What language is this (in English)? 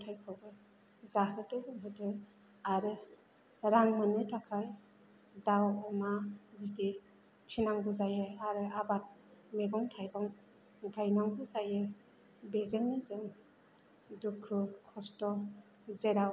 Bodo